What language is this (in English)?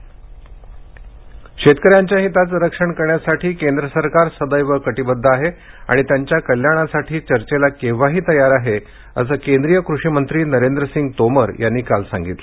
Marathi